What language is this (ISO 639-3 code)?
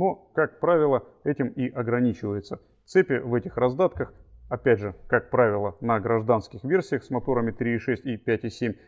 rus